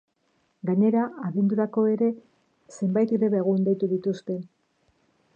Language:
Basque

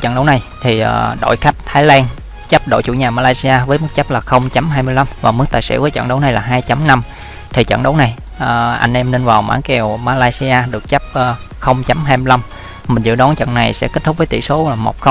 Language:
Vietnamese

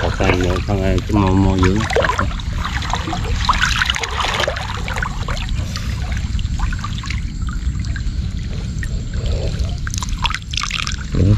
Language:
Vietnamese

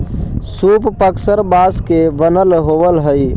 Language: Magahi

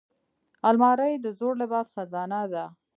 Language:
Pashto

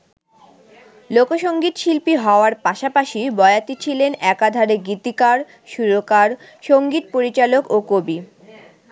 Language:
Bangla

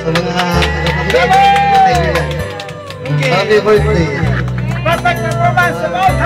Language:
Indonesian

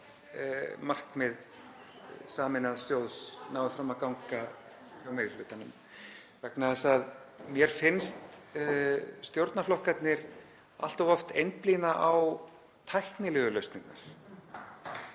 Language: Icelandic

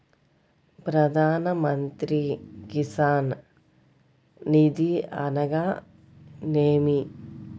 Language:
Telugu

